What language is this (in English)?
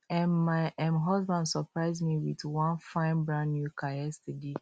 Nigerian Pidgin